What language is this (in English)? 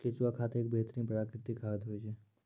Maithili